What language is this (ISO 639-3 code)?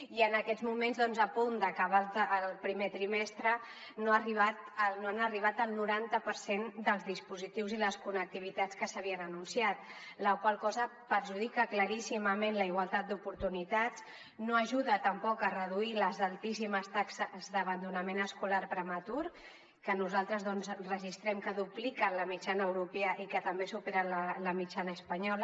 cat